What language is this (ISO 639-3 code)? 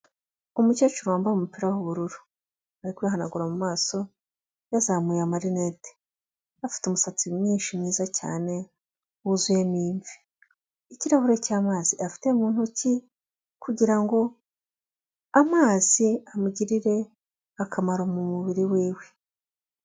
kin